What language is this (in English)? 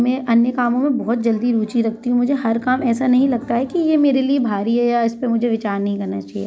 Hindi